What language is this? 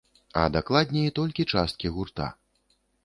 Belarusian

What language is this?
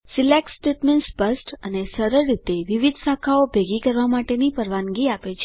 Gujarati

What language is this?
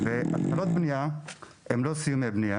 Hebrew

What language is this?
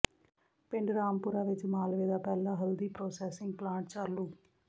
Punjabi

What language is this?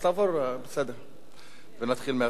Hebrew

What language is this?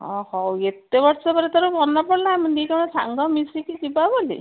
Odia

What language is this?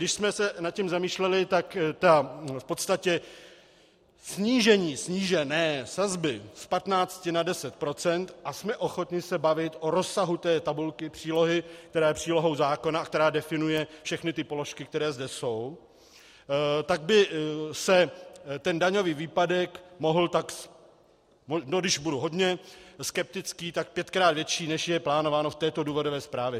Czech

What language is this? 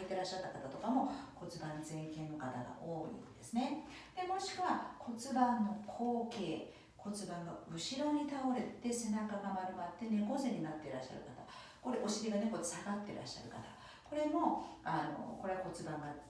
Japanese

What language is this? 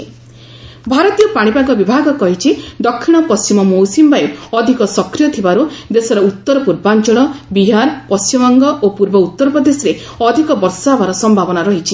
Odia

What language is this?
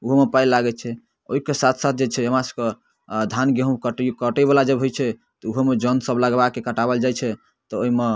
Maithili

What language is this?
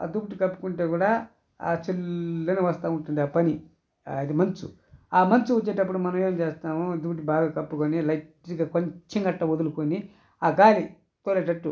Telugu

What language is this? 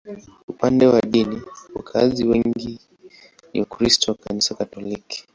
Swahili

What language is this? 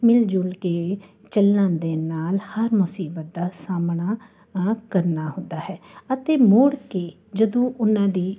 Punjabi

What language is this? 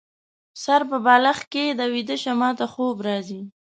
Pashto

